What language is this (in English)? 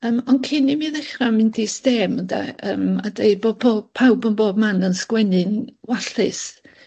Welsh